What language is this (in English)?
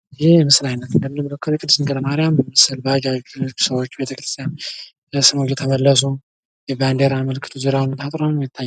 Amharic